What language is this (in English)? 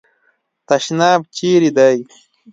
Pashto